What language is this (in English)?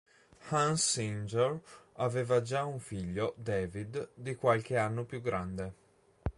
Italian